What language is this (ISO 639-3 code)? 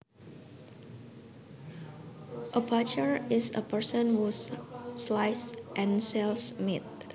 jav